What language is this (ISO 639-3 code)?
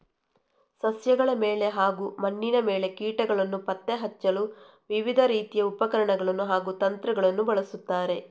kan